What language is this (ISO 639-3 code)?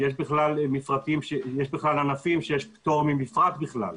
heb